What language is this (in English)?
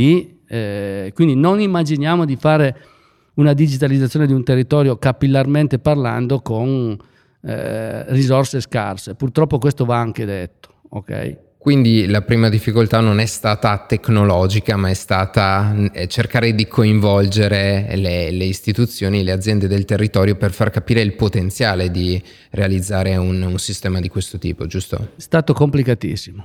Italian